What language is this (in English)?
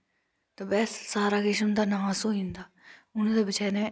Dogri